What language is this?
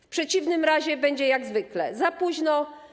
Polish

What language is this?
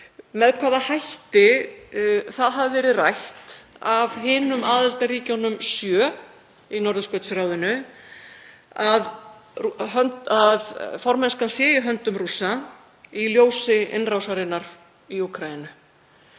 Icelandic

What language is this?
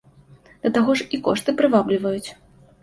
Belarusian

